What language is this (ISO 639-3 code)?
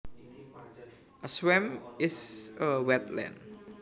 jav